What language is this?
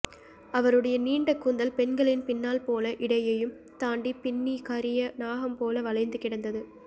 Tamil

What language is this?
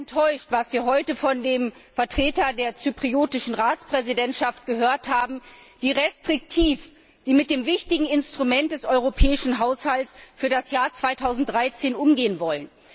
German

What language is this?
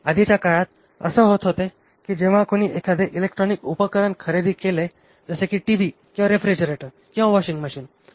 Marathi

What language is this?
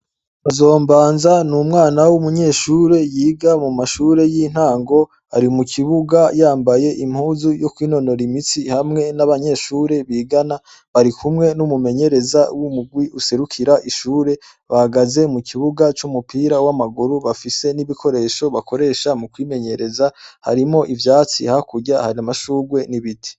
Rundi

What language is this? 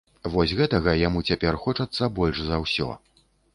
Belarusian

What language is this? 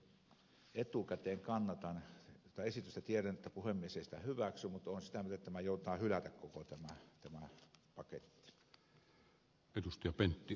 Finnish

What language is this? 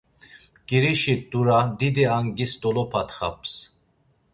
Laz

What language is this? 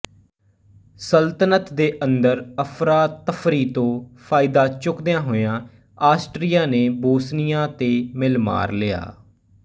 Punjabi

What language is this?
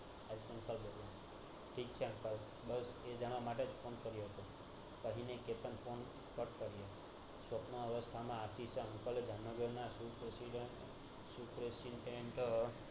Gujarati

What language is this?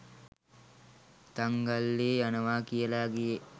Sinhala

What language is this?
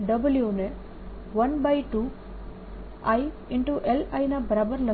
Gujarati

